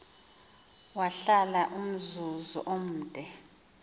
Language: Xhosa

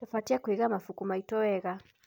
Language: Kikuyu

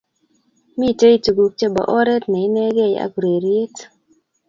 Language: Kalenjin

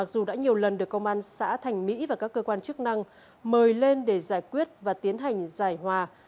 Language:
Vietnamese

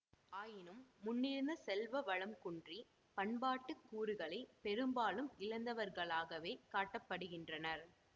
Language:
Tamil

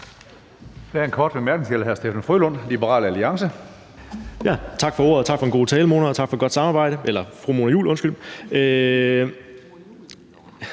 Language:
Danish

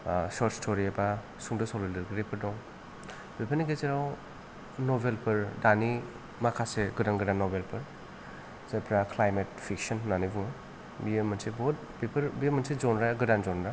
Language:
Bodo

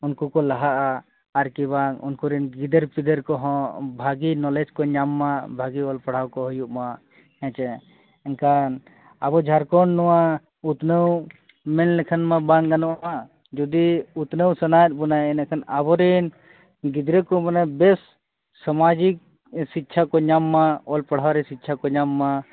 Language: Santali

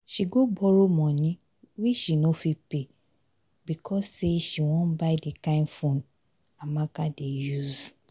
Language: Nigerian Pidgin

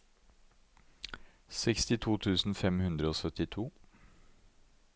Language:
Norwegian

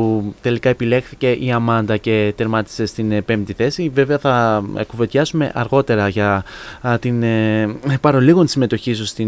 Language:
Greek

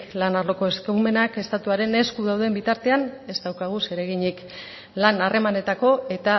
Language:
Basque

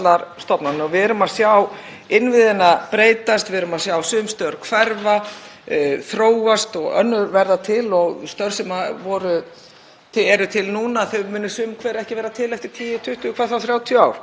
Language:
Icelandic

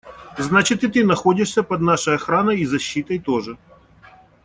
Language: Russian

